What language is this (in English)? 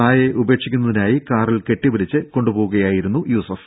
Malayalam